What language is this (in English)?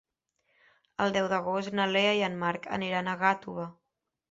Catalan